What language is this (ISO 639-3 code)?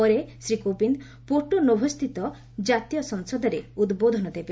ori